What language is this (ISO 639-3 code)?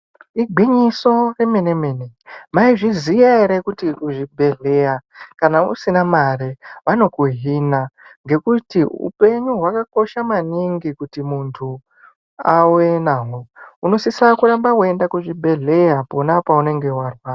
ndc